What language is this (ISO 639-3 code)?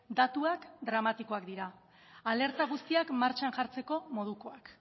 eus